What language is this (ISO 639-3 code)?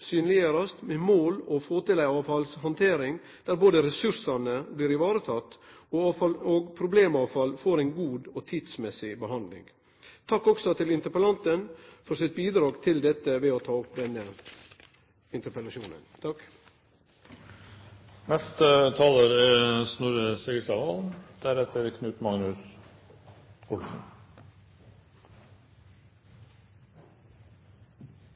nor